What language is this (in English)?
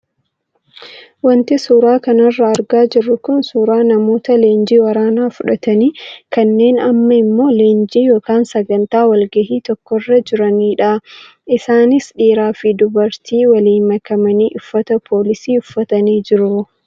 Oromo